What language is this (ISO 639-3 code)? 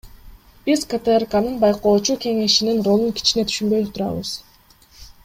kir